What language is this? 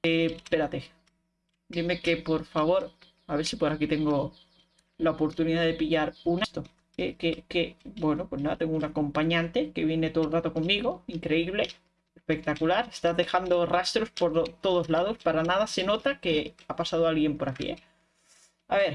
Spanish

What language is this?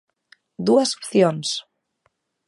Galician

